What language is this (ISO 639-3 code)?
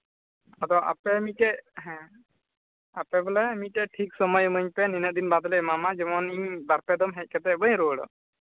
sat